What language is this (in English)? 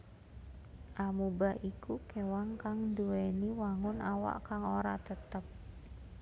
Javanese